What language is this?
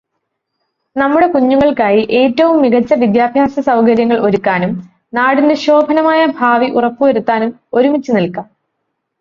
Malayalam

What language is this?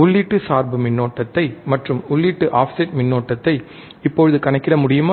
Tamil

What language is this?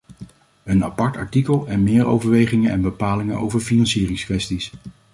Dutch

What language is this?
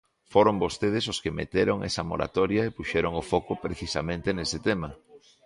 Galician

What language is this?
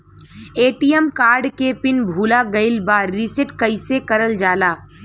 Bhojpuri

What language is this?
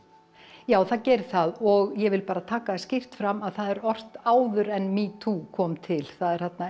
Icelandic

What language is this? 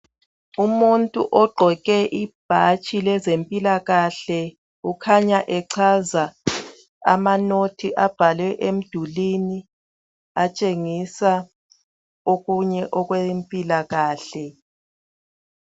North Ndebele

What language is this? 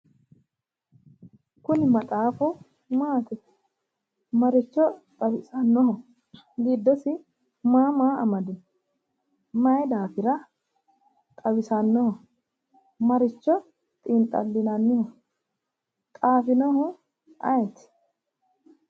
Sidamo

